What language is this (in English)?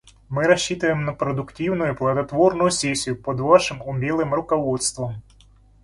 Russian